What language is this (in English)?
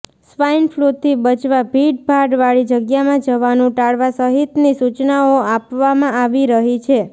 Gujarati